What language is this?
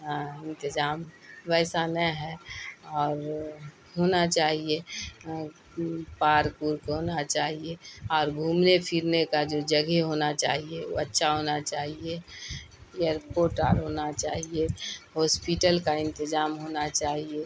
Urdu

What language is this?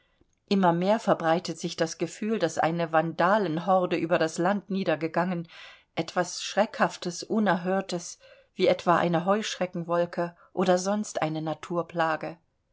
German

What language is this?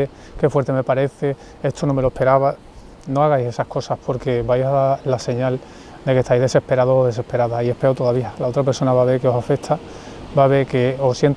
Spanish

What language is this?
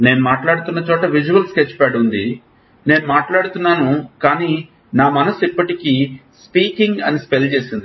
Telugu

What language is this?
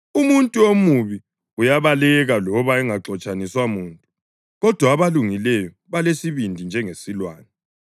North Ndebele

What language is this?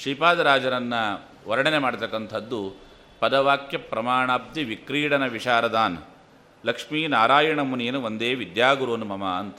Kannada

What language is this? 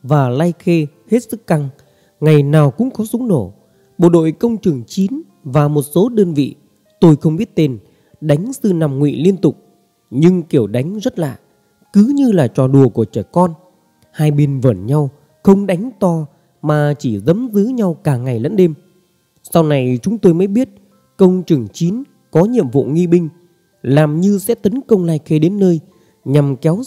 Vietnamese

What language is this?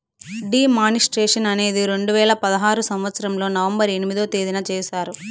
Telugu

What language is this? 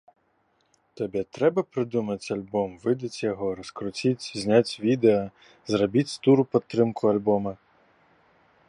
Belarusian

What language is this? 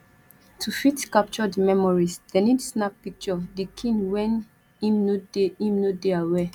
Nigerian Pidgin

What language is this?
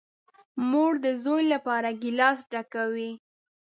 Pashto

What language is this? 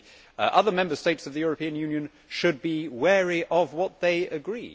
English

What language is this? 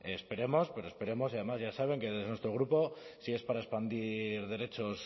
Spanish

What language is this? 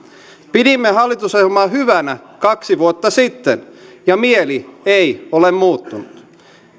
Finnish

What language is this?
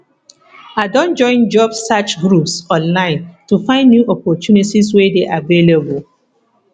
Nigerian Pidgin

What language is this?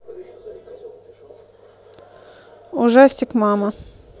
Russian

